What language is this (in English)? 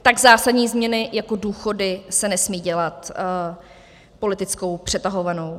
Czech